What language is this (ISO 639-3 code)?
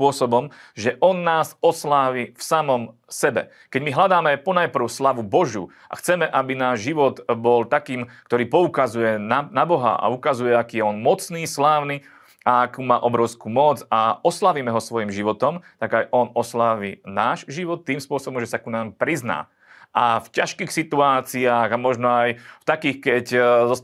slk